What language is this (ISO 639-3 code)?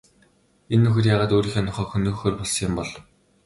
mon